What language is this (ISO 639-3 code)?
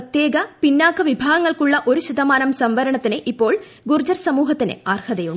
mal